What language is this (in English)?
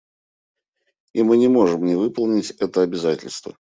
Russian